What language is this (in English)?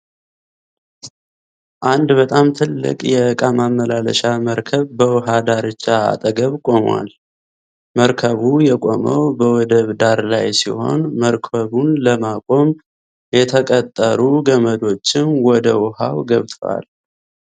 Amharic